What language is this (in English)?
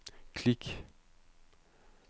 Danish